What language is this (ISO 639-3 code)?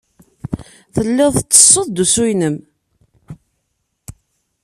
kab